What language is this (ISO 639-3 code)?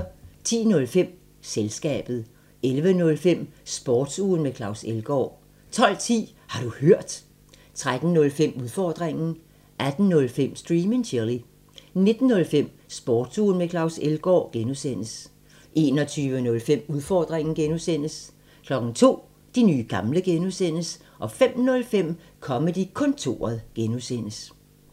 dan